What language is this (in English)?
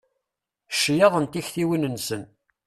Kabyle